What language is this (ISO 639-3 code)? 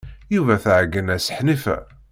kab